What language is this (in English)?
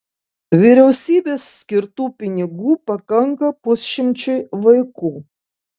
Lithuanian